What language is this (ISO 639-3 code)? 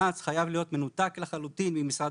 heb